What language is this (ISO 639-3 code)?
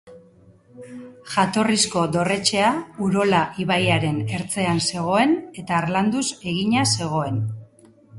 eus